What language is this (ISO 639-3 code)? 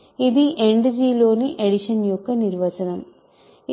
tel